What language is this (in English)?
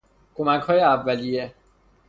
Persian